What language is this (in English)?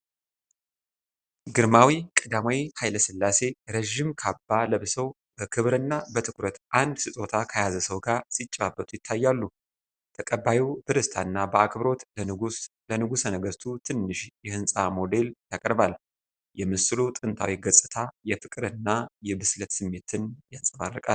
Amharic